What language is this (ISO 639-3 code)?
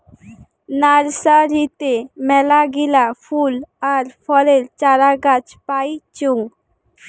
ben